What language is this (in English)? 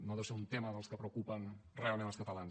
Catalan